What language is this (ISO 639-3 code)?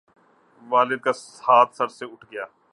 urd